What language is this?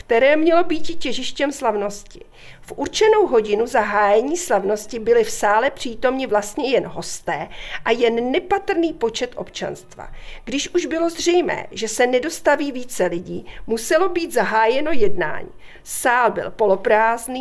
Czech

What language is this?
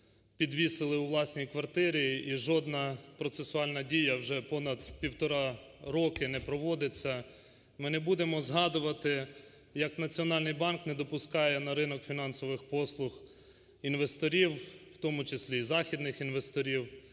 Ukrainian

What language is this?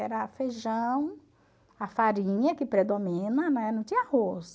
Portuguese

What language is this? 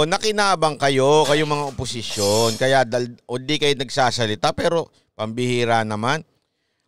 Filipino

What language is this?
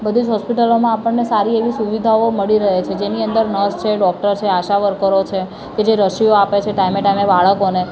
Gujarati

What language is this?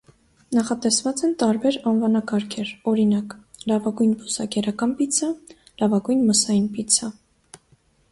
Armenian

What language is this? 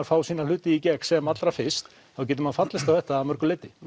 Icelandic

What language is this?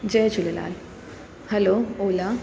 Sindhi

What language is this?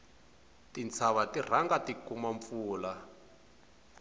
Tsonga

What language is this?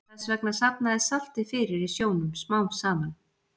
Icelandic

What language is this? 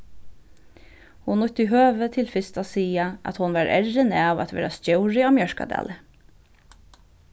Faroese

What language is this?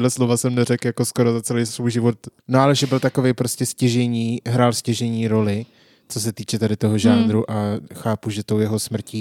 Czech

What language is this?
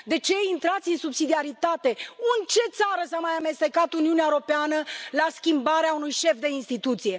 Romanian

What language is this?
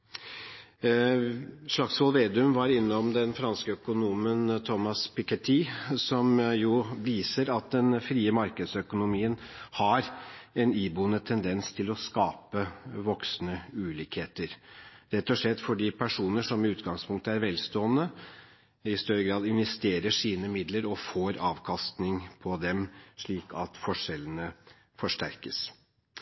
Norwegian Bokmål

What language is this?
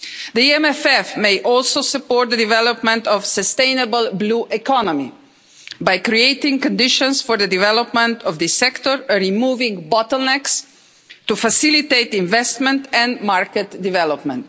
English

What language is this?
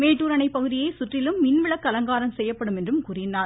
Tamil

